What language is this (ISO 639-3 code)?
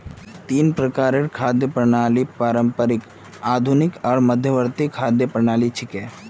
mag